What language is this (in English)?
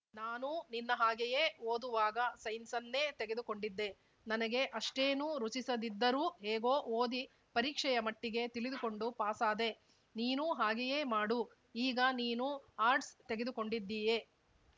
Kannada